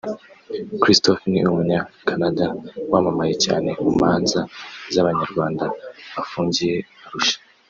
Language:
Kinyarwanda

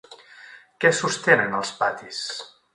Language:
Catalan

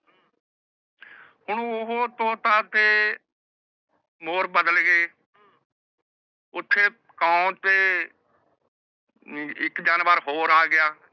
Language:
Punjabi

